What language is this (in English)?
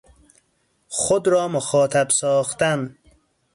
Persian